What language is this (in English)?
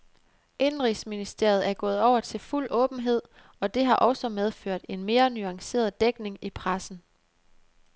Danish